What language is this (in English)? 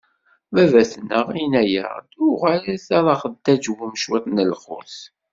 Kabyle